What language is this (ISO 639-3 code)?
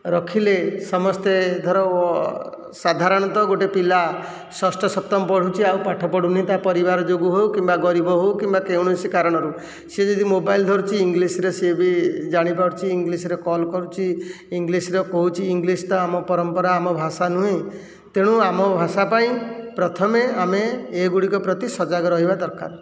ori